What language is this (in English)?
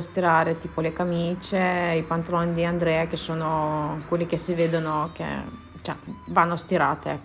Italian